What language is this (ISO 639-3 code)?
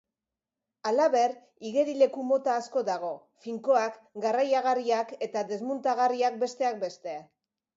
eus